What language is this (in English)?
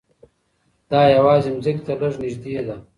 Pashto